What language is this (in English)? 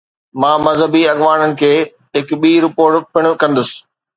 Sindhi